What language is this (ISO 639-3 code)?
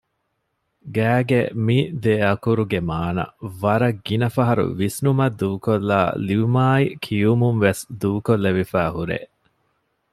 div